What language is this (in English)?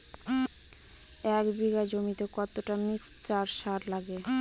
Bangla